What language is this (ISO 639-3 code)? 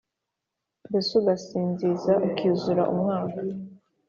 kin